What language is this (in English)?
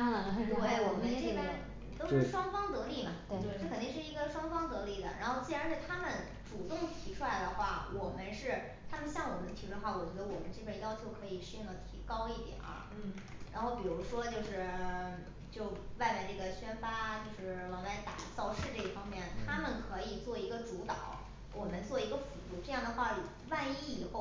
Chinese